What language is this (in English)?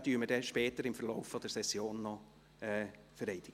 Swiss German